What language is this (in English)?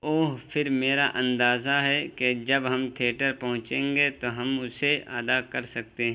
Urdu